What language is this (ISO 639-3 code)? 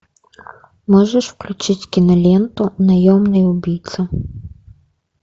rus